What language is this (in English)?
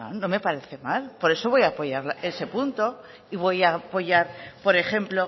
Spanish